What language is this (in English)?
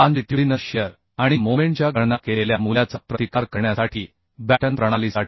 Marathi